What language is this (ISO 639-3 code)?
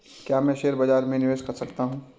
hin